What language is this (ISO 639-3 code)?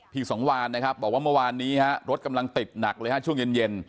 tha